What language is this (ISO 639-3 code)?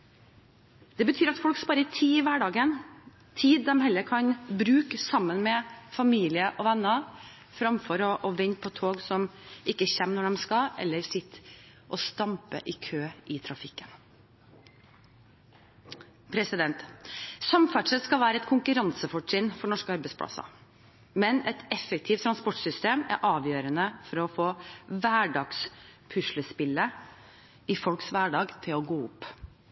nob